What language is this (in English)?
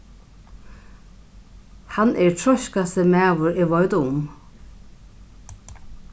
Faroese